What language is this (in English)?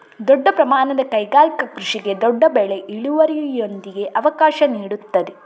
Kannada